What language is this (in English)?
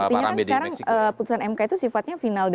Indonesian